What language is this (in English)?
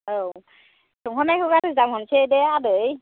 Bodo